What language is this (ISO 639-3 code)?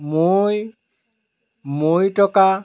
asm